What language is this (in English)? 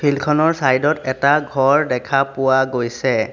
Assamese